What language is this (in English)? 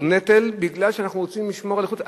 Hebrew